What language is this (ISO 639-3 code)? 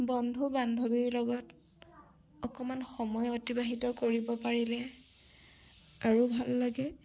asm